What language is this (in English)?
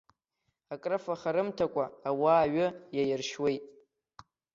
Abkhazian